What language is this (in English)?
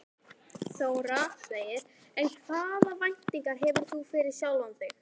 Icelandic